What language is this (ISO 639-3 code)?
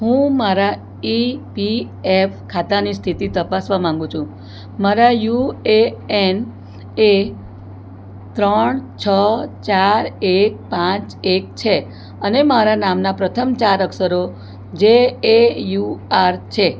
guj